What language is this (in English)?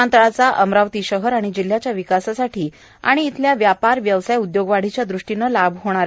Marathi